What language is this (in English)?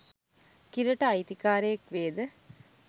Sinhala